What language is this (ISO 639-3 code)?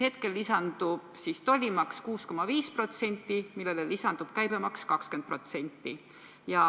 est